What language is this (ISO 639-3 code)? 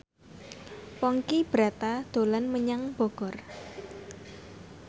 jav